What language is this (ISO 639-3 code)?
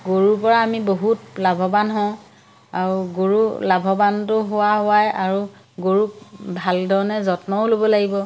asm